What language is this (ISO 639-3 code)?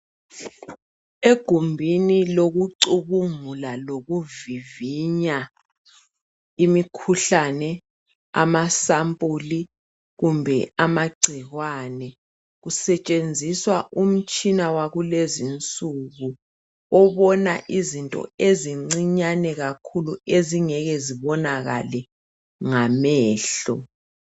nde